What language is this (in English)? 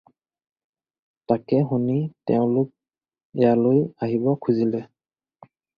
Assamese